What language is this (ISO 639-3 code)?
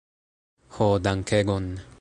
epo